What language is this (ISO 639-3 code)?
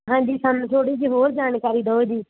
pan